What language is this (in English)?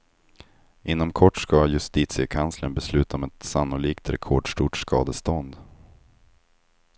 Swedish